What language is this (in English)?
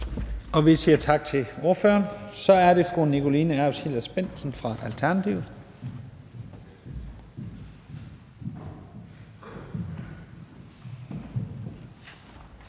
Danish